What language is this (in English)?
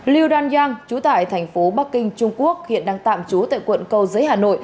Vietnamese